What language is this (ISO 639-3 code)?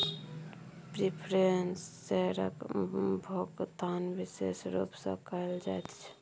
mai